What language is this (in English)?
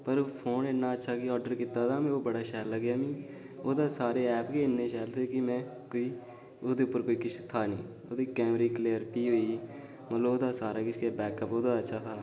Dogri